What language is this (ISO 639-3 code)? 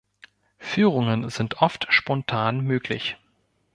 deu